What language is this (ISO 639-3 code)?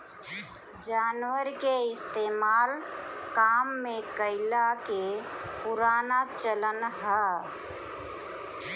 bho